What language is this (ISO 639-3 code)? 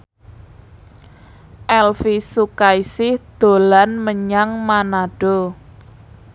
jav